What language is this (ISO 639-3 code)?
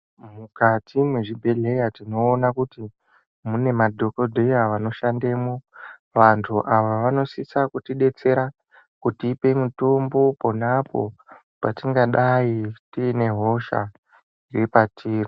ndc